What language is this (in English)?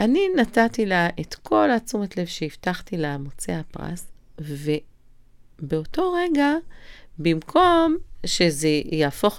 Hebrew